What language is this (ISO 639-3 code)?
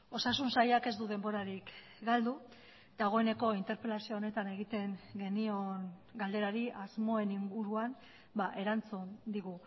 eus